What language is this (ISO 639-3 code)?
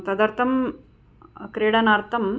san